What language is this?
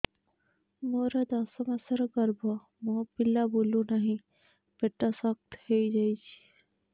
Odia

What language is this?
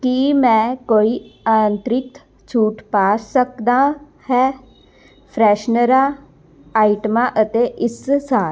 Punjabi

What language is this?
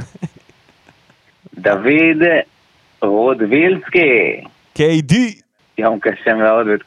Hebrew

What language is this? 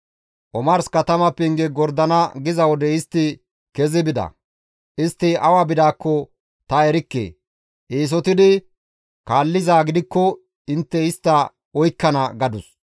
Gamo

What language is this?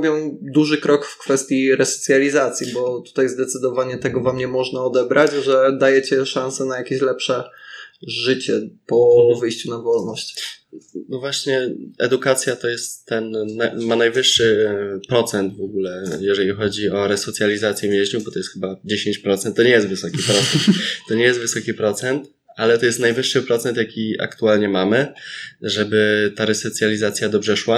Polish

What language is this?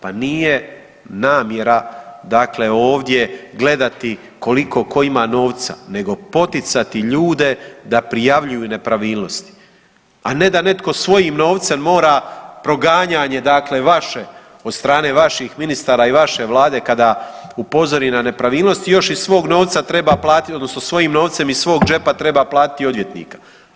Croatian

